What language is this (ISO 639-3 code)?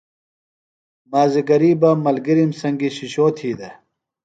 phl